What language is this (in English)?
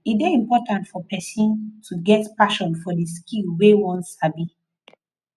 Nigerian Pidgin